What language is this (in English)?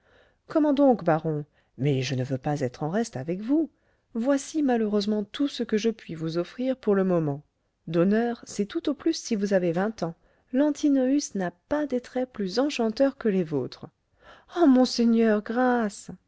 French